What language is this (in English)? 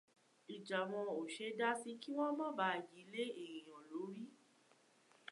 Yoruba